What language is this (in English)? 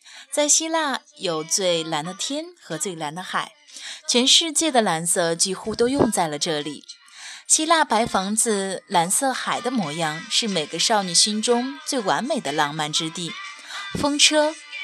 Chinese